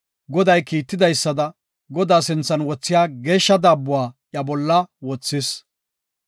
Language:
Gofa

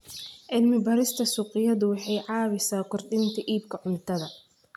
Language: Somali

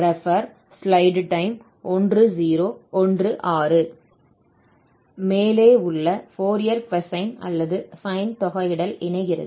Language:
Tamil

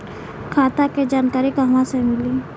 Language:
Bhojpuri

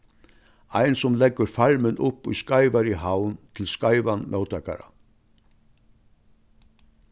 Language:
Faroese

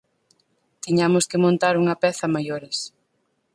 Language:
Galician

